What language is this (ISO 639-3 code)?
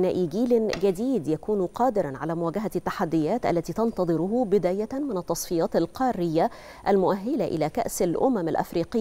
ara